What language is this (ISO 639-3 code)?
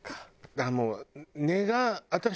jpn